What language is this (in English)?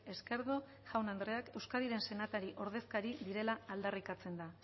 Basque